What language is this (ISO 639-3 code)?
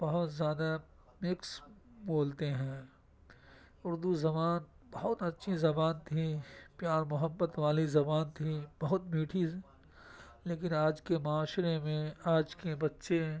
urd